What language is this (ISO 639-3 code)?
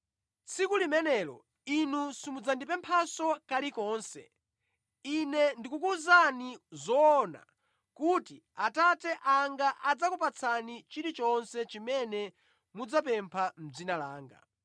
nya